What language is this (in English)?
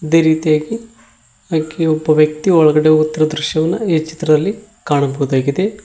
Kannada